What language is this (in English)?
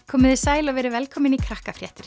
Icelandic